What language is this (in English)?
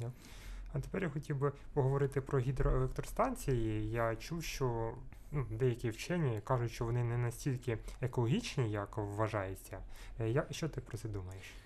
Ukrainian